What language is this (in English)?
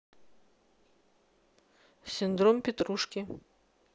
Russian